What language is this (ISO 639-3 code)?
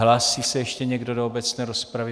ces